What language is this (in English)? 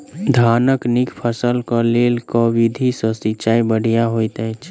Maithili